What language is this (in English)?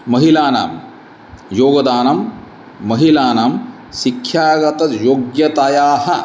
Sanskrit